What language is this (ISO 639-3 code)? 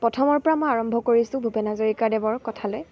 asm